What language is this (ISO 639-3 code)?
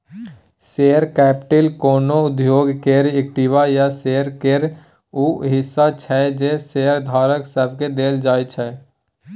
mai